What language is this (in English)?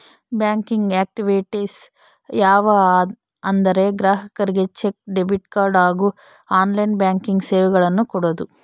Kannada